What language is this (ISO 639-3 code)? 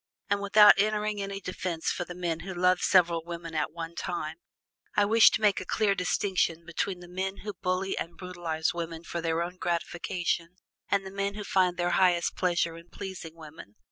eng